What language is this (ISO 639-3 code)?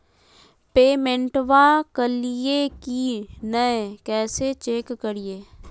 mag